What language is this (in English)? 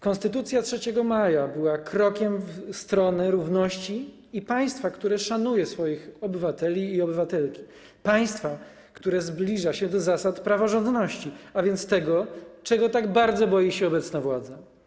Polish